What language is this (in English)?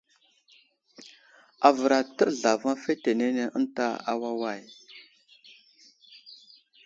Wuzlam